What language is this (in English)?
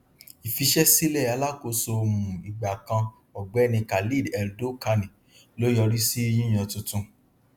Yoruba